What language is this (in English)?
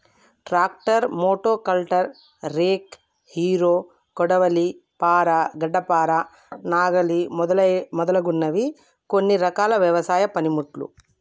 Telugu